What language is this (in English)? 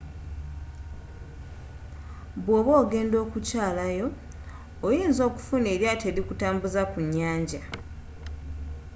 Ganda